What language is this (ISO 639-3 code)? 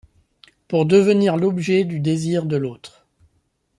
fra